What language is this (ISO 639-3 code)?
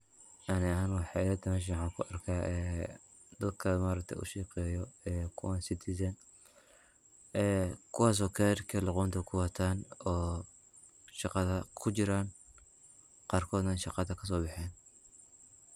som